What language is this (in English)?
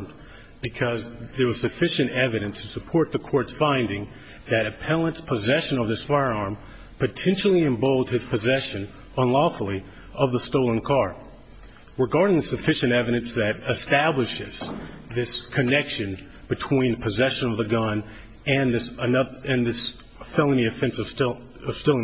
English